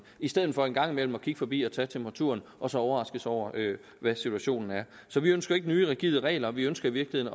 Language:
Danish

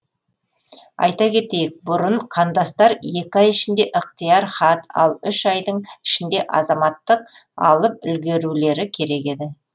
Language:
Kazakh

